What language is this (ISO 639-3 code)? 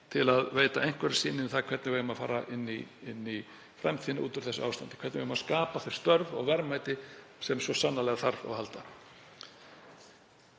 isl